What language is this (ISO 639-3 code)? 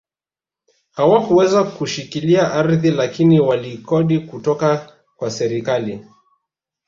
swa